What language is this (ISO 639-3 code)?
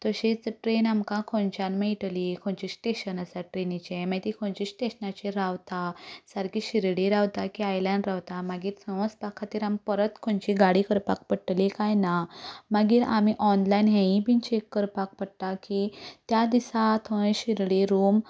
kok